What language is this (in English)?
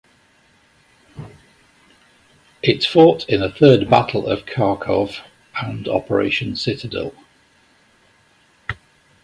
English